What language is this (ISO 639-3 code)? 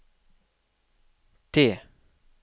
nor